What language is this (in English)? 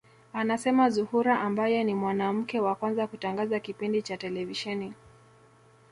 Swahili